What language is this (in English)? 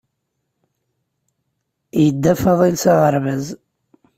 Kabyle